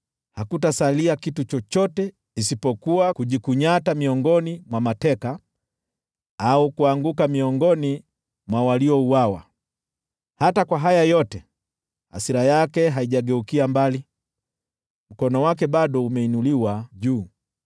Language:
Swahili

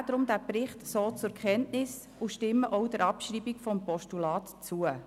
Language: Swiss German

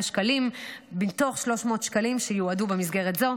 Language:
Hebrew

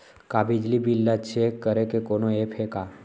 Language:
Chhattisgarhi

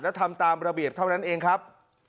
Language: Thai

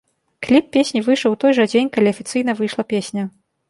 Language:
Belarusian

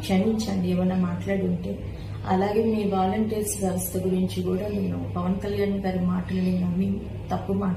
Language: Hindi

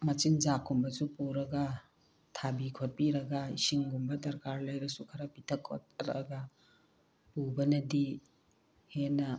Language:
Manipuri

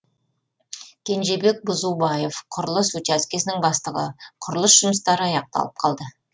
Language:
Kazakh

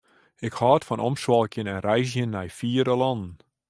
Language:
Western Frisian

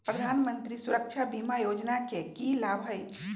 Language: Magahi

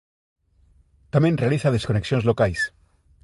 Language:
Galician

